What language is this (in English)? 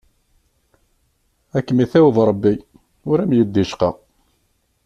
Kabyle